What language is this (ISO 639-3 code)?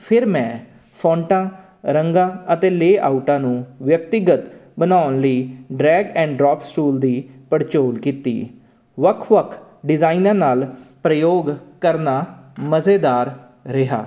pan